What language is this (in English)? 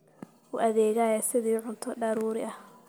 Somali